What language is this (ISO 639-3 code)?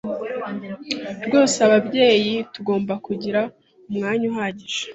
kin